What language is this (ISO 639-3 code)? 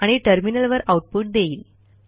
mar